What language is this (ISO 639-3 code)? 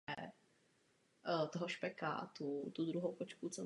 ces